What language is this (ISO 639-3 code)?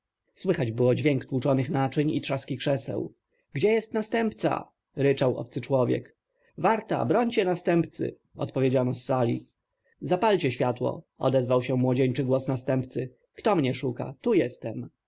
pol